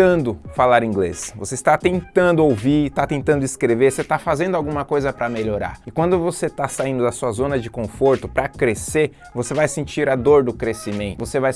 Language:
Portuguese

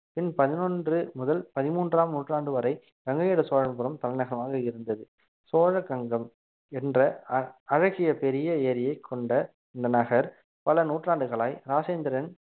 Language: Tamil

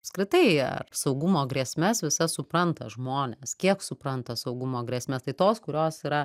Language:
Lithuanian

